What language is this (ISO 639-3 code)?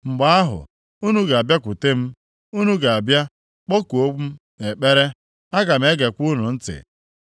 ibo